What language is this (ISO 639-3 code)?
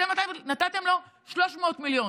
heb